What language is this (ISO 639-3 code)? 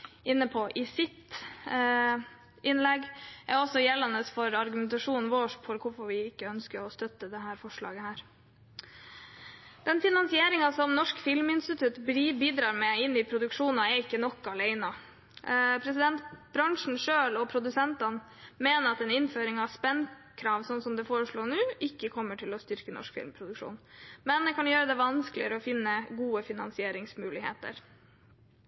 nob